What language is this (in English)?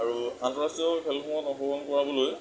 Assamese